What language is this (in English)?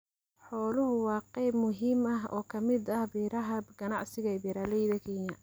Somali